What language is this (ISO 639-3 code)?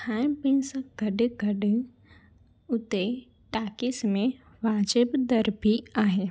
snd